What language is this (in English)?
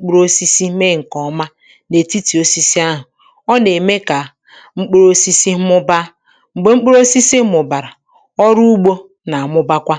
Igbo